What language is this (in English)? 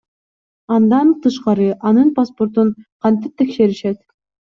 Kyrgyz